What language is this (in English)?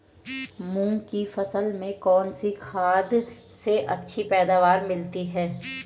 Hindi